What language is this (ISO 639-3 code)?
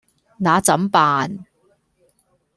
yue